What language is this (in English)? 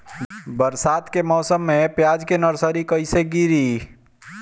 Bhojpuri